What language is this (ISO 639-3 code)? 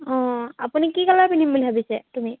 asm